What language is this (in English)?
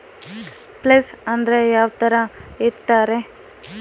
Kannada